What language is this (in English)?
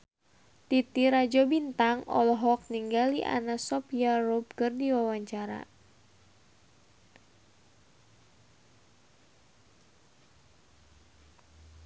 Sundanese